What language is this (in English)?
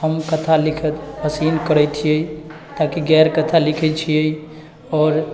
Maithili